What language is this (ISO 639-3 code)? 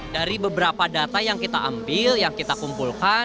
ind